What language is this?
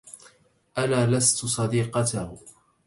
Arabic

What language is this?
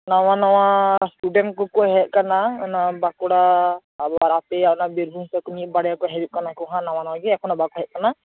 Santali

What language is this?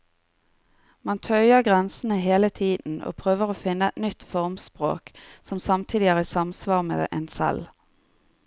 Norwegian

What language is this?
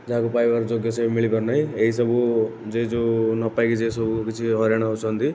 Odia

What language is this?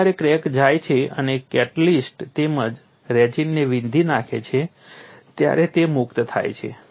Gujarati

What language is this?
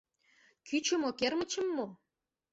Mari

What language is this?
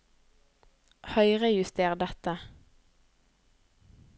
Norwegian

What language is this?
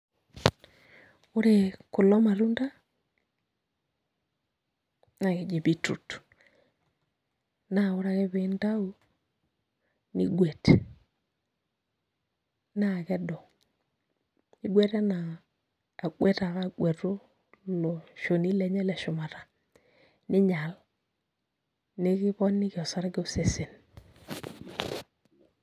Masai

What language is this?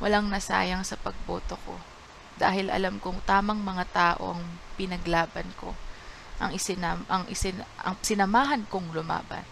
Filipino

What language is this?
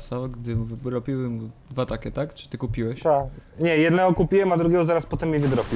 Polish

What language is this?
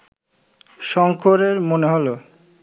Bangla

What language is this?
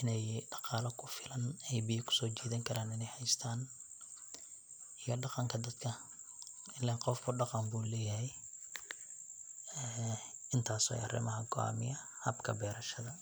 Somali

